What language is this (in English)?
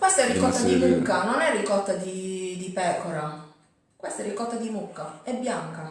Italian